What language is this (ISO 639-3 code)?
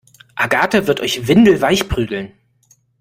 deu